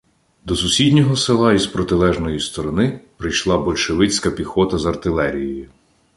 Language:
Ukrainian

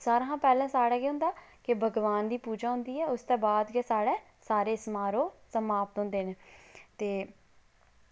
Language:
Dogri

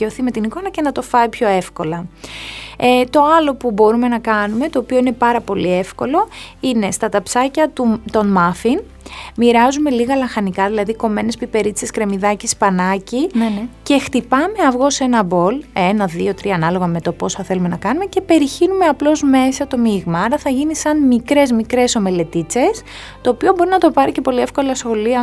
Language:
Greek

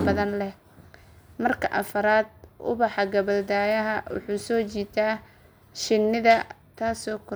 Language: Somali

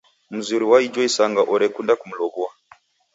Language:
Taita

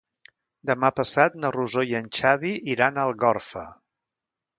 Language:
Catalan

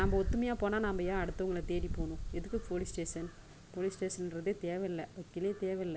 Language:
Tamil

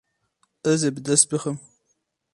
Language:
Kurdish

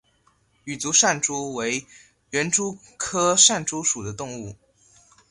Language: Chinese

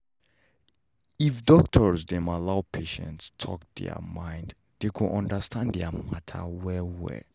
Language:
Nigerian Pidgin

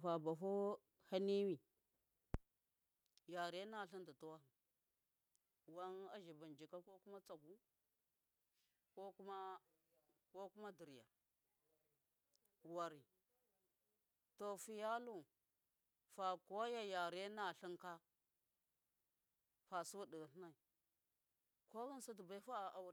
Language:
Miya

